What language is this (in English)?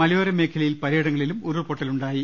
Malayalam